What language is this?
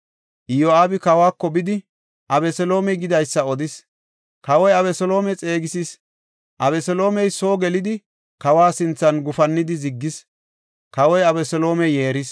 Gofa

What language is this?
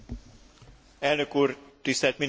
Hungarian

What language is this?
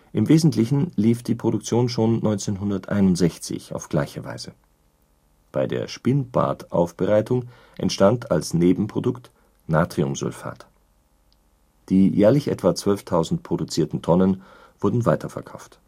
German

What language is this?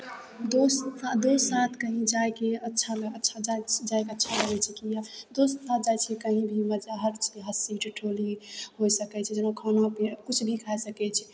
Maithili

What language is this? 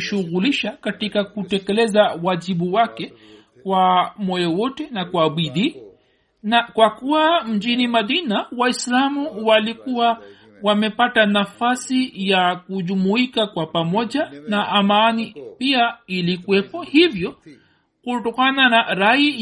Swahili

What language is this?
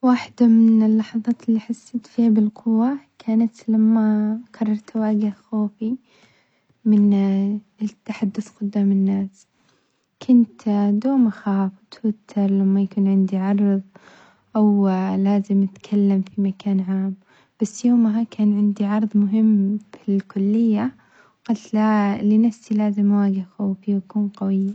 Omani Arabic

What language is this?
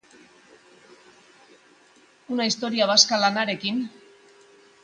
Basque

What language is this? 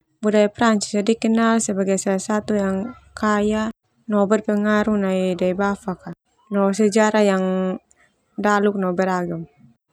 Termanu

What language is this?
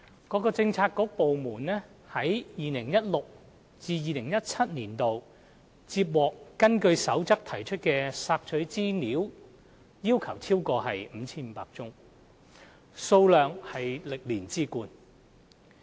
Cantonese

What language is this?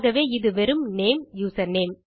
Tamil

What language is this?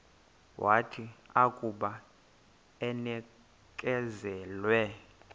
Xhosa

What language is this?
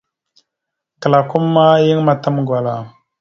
Mada (Cameroon)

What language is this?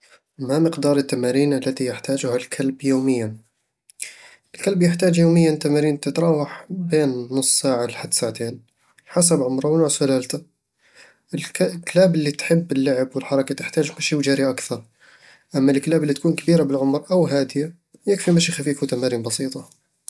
Eastern Egyptian Bedawi Arabic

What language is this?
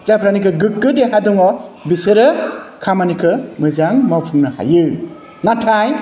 Bodo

